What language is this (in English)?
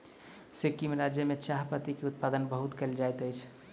Maithili